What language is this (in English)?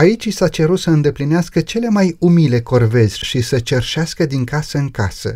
Romanian